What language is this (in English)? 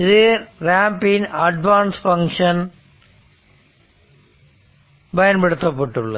Tamil